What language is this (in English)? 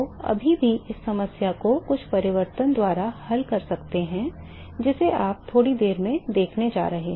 Hindi